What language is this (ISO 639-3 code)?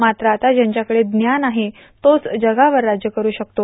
mar